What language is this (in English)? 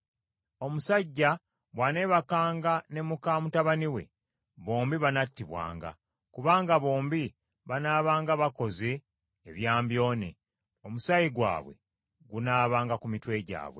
Ganda